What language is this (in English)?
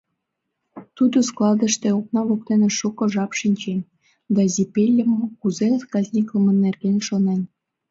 Mari